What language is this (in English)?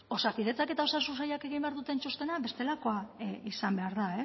Basque